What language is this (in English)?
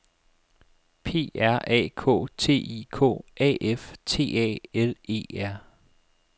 Danish